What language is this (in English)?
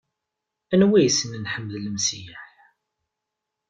Kabyle